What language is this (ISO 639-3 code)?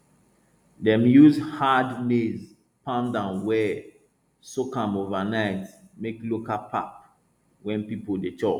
pcm